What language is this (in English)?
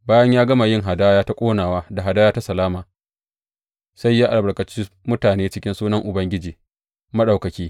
Hausa